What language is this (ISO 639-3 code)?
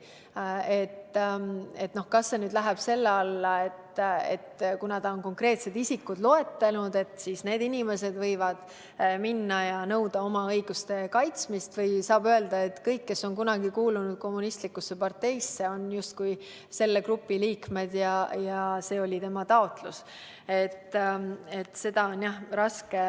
est